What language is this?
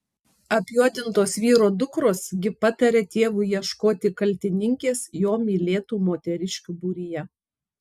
Lithuanian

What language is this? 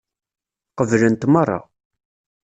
Kabyle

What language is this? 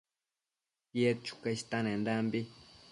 Matsés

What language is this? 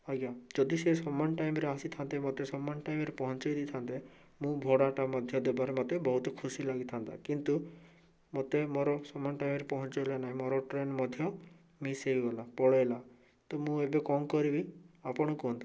Odia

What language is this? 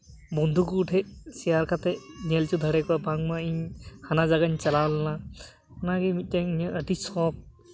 Santali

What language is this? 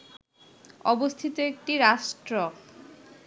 Bangla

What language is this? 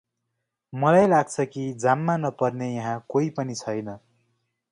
Nepali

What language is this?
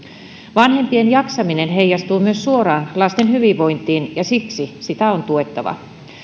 Finnish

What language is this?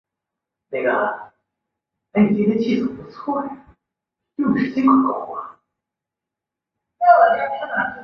Chinese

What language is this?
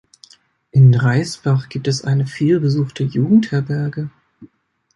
German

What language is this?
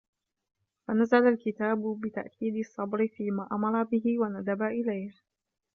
Arabic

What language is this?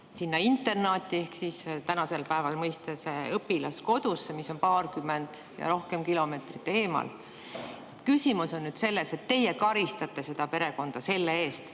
Estonian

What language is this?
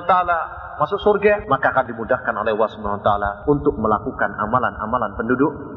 Indonesian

